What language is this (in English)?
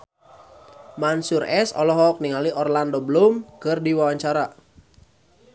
Sundanese